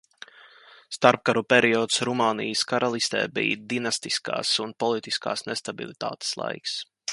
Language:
Latvian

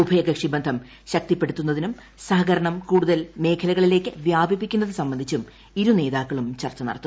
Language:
Malayalam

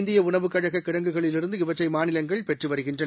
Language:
Tamil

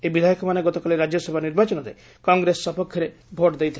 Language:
Odia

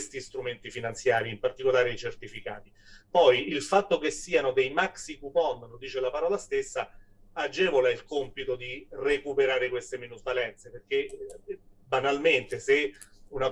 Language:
Italian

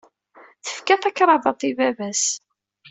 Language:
Kabyle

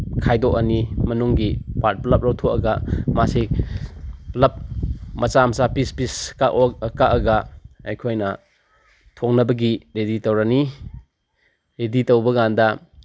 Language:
Manipuri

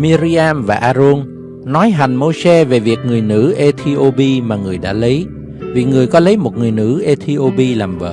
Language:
Vietnamese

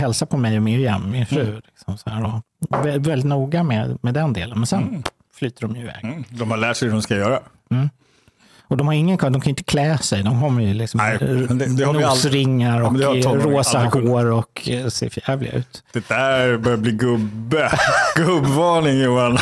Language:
Swedish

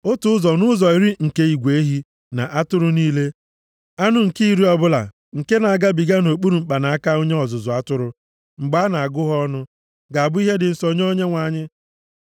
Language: Igbo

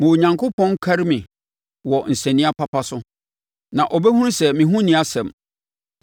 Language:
Akan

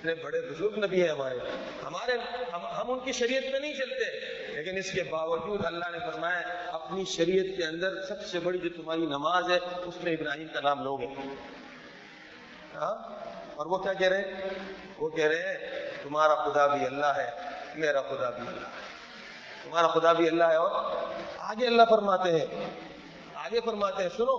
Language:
Urdu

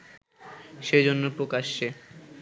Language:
Bangla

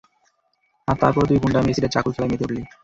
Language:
Bangla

